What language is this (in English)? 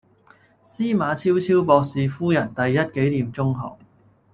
Cantonese